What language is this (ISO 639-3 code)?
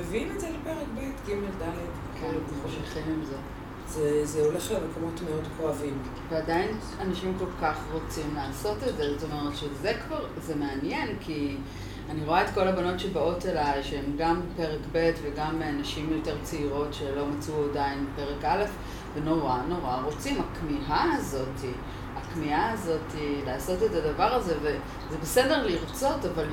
heb